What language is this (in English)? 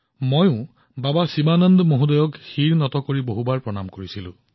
Assamese